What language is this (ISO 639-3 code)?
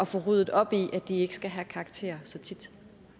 dan